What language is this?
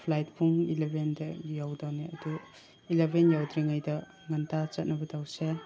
Manipuri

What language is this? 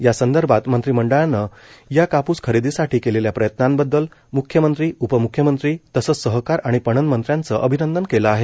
Marathi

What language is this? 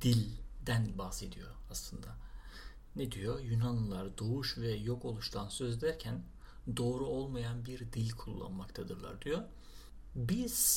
Turkish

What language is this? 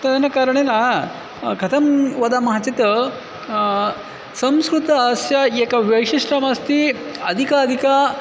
Sanskrit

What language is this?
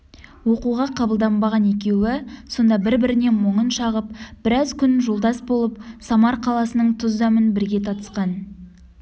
Kazakh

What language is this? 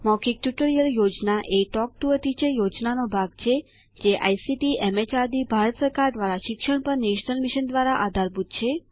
Gujarati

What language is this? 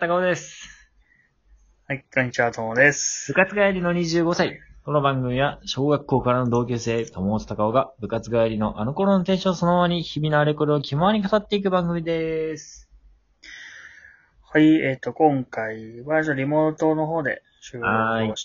Japanese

